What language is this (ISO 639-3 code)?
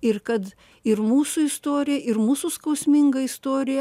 lit